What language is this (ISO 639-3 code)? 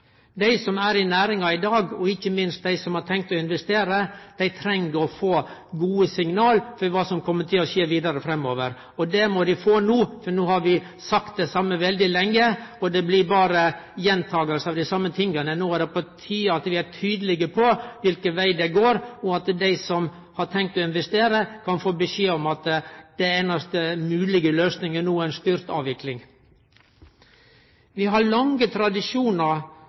nno